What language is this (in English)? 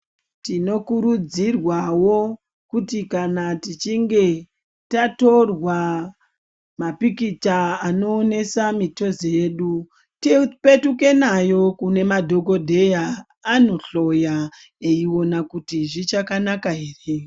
Ndau